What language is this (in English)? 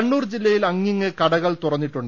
Malayalam